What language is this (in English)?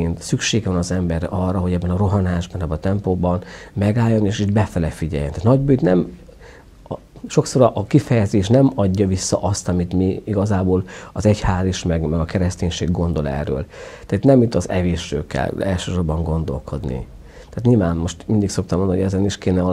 Hungarian